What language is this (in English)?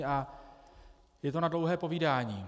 Czech